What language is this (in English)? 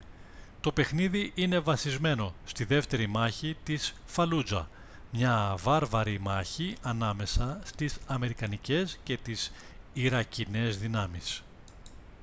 Greek